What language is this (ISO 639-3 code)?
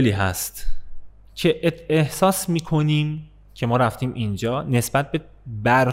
fas